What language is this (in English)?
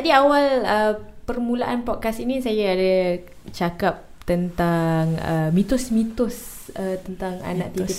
Malay